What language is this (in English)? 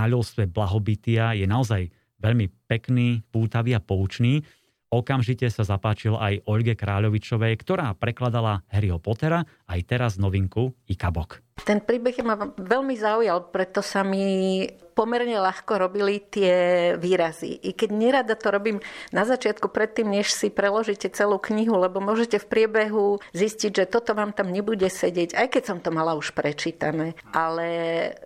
Slovak